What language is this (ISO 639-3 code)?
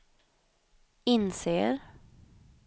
swe